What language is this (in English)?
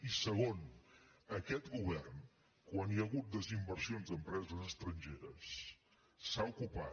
Catalan